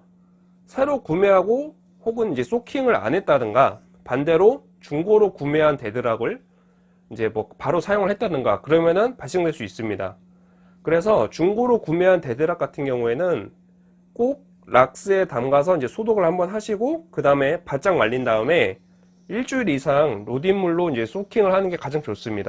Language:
Korean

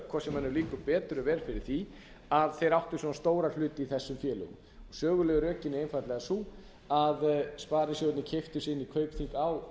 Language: Icelandic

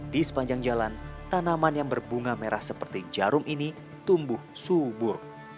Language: Indonesian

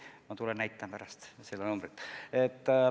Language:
Estonian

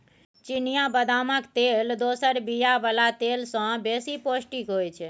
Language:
Maithili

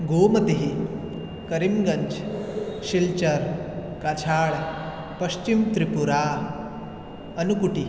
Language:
Sanskrit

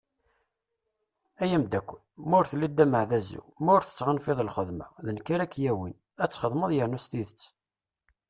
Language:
Kabyle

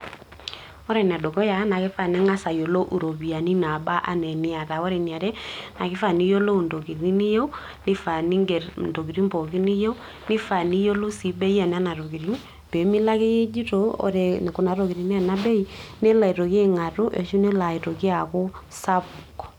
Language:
Masai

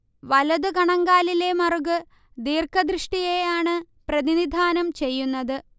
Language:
Malayalam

